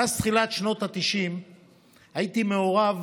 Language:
Hebrew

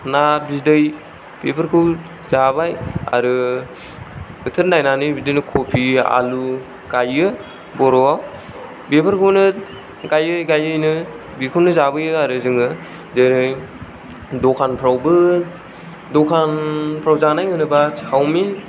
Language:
Bodo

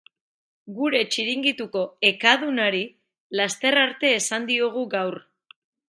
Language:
Basque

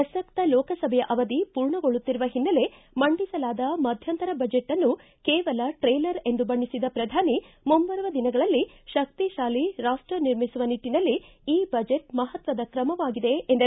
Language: Kannada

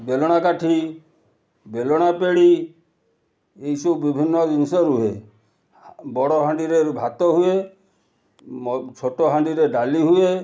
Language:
Odia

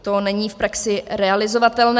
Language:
Czech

